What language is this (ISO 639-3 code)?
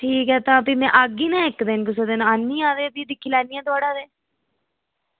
doi